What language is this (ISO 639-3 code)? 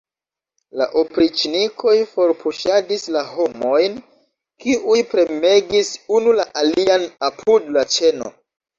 epo